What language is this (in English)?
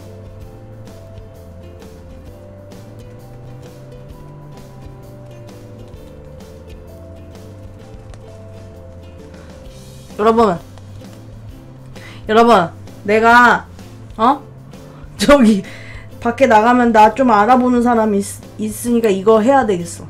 Korean